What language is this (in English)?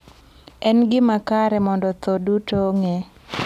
Luo (Kenya and Tanzania)